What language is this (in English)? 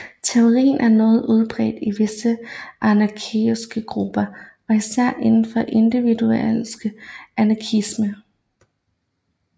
Danish